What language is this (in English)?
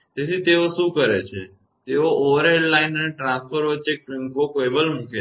Gujarati